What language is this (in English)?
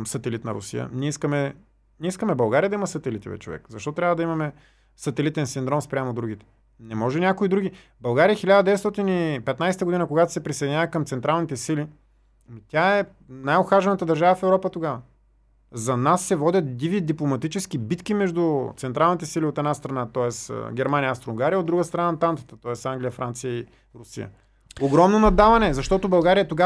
Bulgarian